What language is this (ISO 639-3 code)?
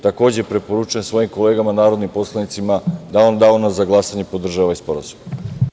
srp